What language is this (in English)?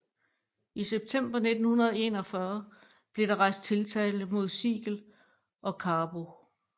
Danish